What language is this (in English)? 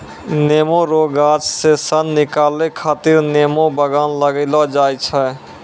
Maithili